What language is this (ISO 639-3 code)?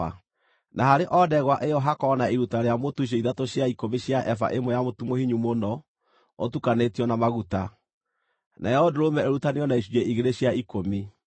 kik